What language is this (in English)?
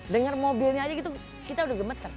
Indonesian